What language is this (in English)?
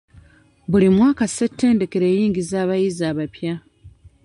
Ganda